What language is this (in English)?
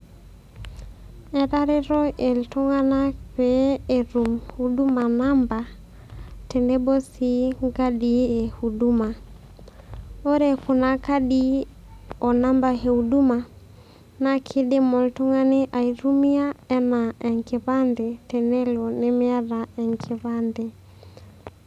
Masai